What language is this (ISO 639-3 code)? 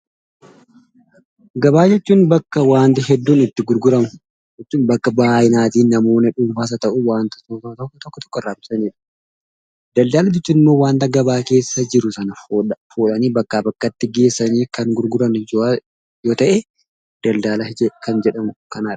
orm